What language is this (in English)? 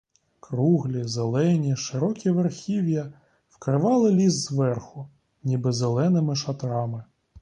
Ukrainian